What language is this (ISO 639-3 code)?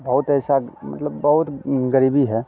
hin